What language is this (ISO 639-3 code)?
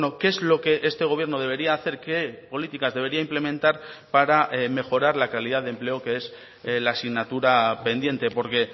spa